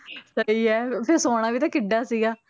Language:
Punjabi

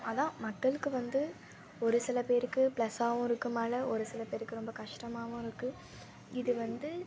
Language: Tamil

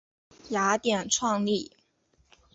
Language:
Chinese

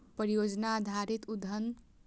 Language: Maithili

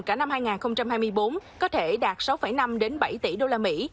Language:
Vietnamese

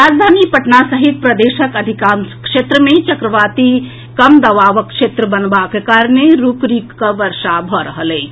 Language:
Maithili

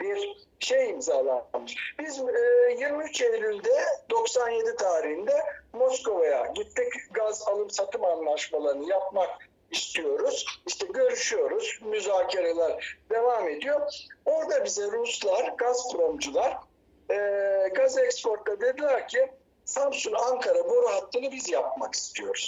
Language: Turkish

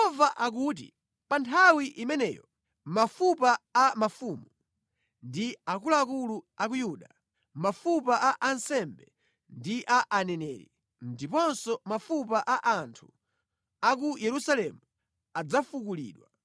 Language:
Nyanja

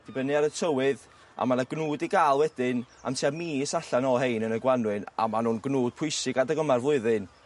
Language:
Welsh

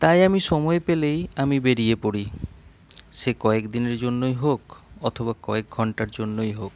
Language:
Bangla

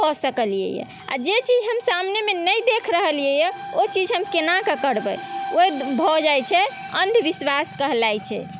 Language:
Maithili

